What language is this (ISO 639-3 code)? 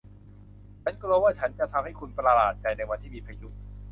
tha